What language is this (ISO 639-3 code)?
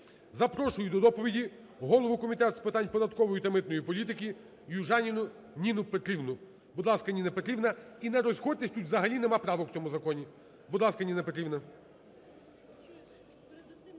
ukr